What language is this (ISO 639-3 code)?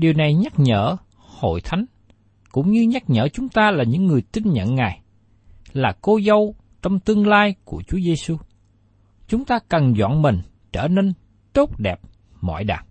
vie